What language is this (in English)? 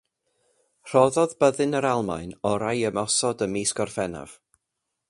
Welsh